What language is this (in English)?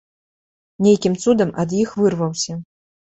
Belarusian